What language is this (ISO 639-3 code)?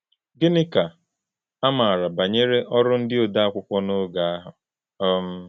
ibo